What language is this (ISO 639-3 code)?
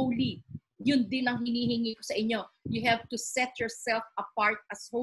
fil